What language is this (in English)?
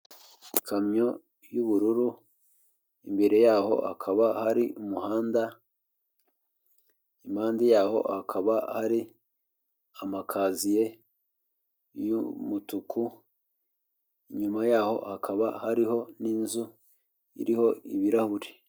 Kinyarwanda